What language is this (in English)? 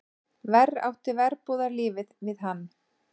Icelandic